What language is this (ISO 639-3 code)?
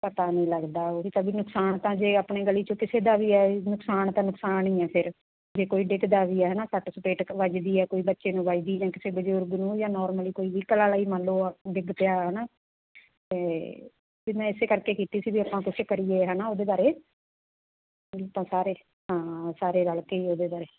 pan